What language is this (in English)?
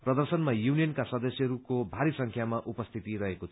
Nepali